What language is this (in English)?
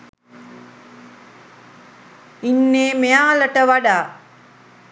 Sinhala